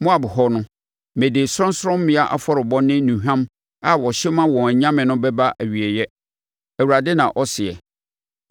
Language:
Akan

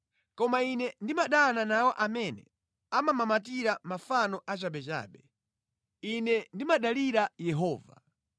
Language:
Nyanja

